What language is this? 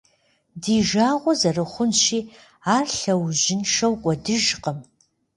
Kabardian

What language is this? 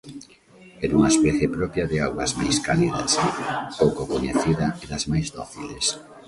Galician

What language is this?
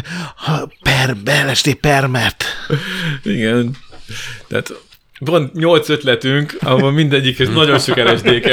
Hungarian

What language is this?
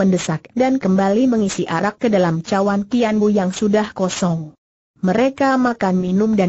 Indonesian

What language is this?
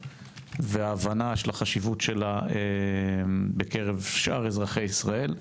Hebrew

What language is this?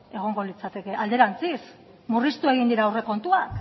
Basque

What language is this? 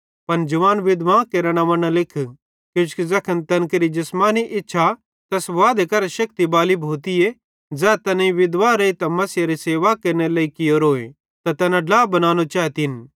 Bhadrawahi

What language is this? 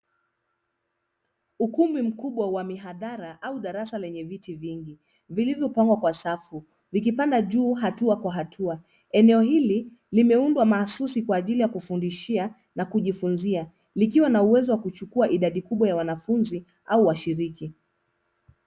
Swahili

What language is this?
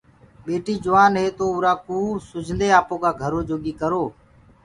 Gurgula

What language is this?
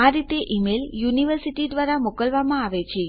Gujarati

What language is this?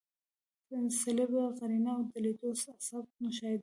Pashto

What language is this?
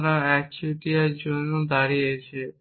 Bangla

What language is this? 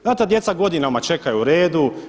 Croatian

